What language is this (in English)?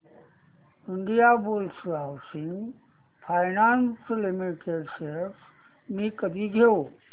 Marathi